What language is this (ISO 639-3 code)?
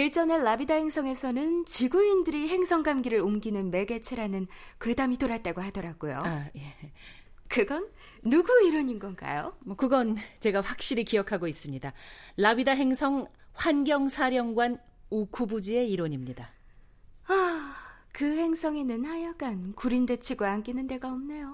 kor